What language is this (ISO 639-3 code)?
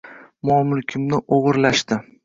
uzb